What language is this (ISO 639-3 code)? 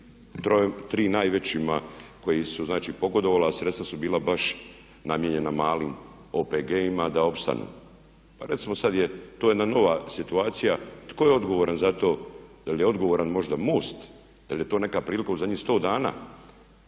hrv